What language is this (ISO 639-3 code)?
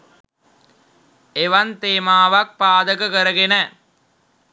sin